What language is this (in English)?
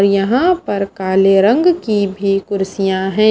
Hindi